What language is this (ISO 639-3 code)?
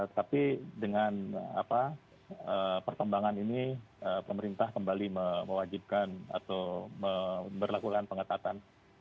ind